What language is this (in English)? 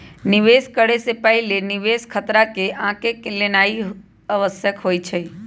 Magahi